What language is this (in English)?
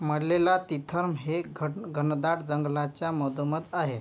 Marathi